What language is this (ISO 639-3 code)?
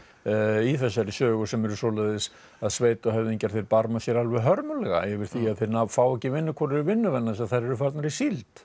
isl